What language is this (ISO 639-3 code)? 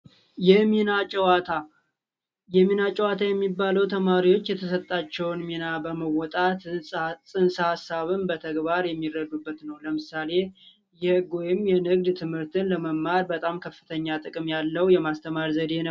amh